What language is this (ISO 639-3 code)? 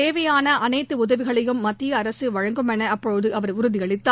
tam